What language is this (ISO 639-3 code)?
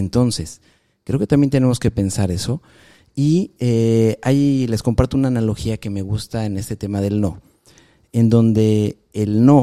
spa